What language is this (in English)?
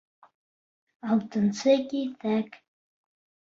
Bashkir